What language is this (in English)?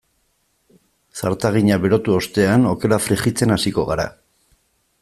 Basque